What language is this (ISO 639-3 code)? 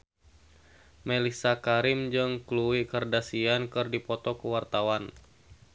sun